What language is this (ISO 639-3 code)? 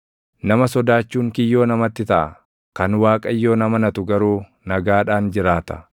orm